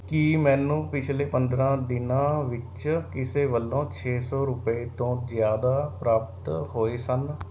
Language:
Punjabi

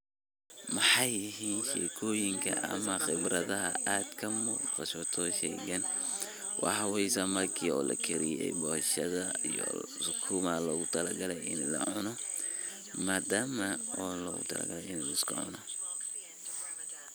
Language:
Somali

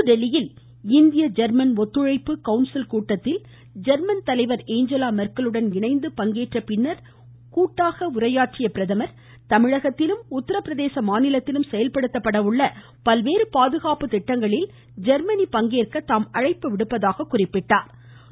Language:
Tamil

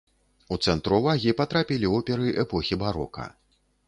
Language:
Belarusian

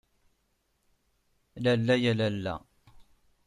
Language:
Kabyle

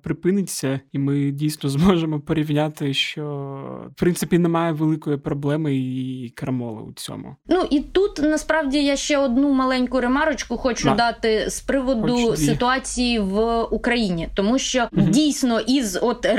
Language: Ukrainian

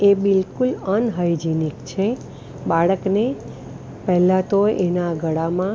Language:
Gujarati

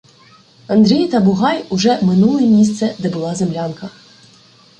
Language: Ukrainian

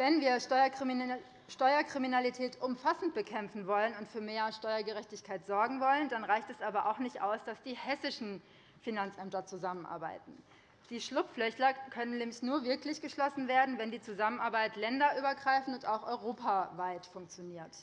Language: German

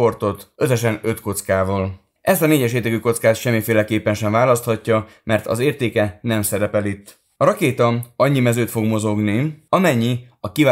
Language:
Hungarian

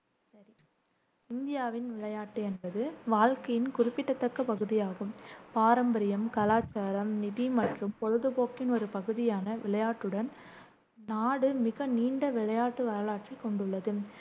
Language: Tamil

